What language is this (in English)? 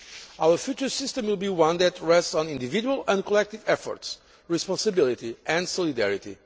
English